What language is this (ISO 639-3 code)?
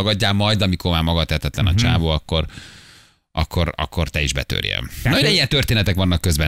hun